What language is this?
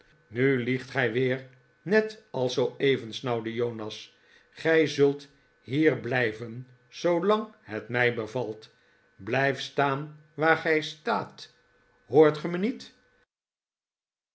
Dutch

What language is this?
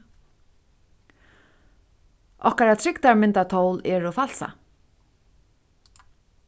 Faroese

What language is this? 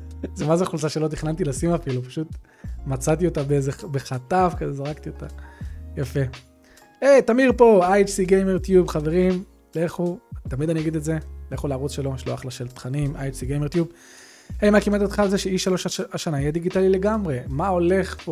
Hebrew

